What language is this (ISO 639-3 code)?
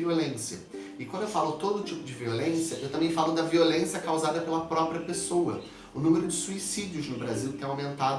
por